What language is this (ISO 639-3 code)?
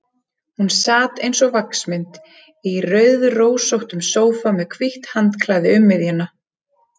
isl